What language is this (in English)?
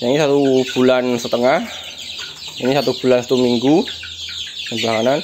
Indonesian